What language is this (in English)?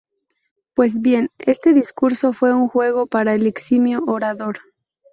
Spanish